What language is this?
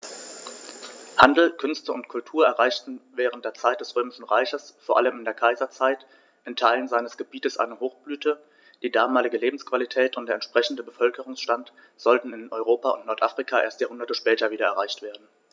German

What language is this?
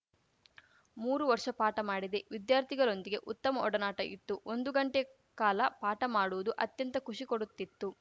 Kannada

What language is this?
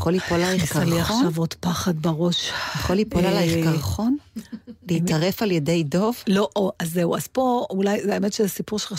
Hebrew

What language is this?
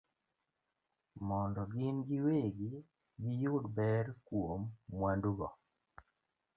Luo (Kenya and Tanzania)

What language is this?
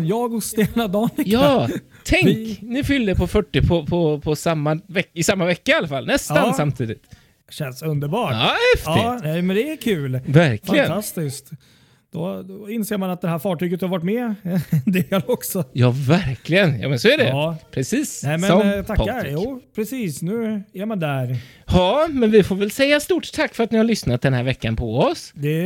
Swedish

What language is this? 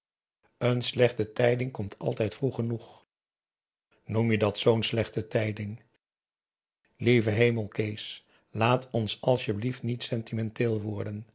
Dutch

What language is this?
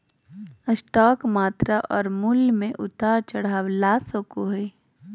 Magahi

